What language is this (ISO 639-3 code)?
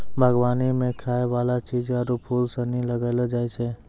mai